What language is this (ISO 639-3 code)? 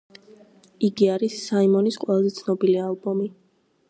kat